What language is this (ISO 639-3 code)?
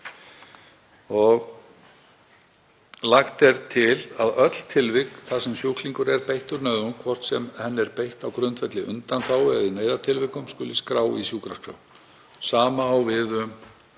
isl